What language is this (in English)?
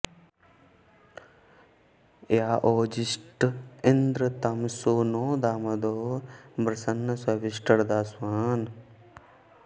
Sanskrit